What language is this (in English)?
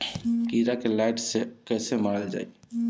Bhojpuri